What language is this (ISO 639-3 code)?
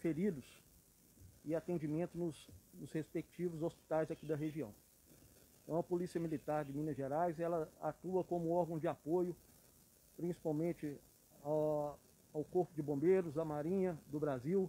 por